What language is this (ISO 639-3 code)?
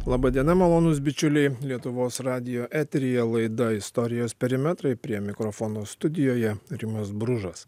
lit